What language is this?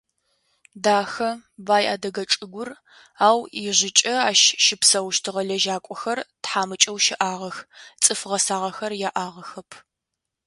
Adyghe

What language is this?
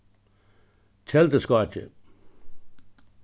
Faroese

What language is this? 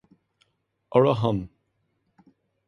Irish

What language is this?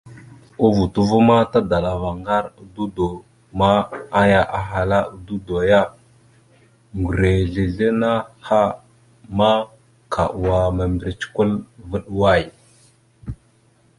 Mada (Cameroon)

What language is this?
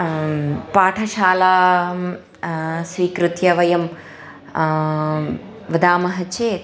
Sanskrit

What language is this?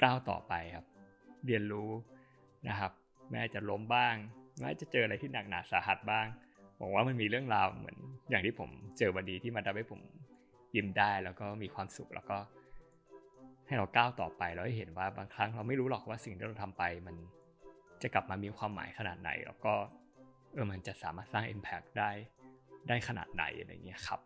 Thai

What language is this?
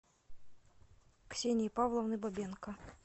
Russian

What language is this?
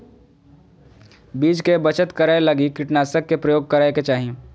Magahi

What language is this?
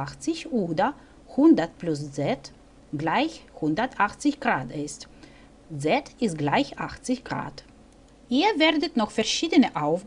German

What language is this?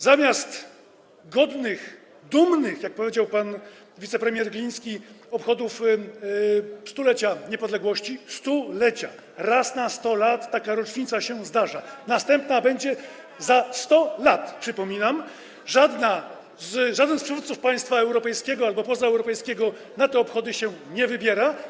Polish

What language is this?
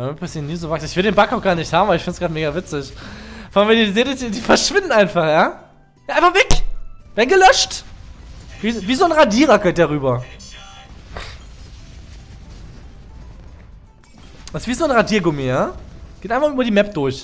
German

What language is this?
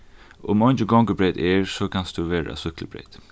Faroese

